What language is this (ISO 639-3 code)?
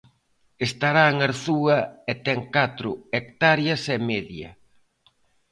glg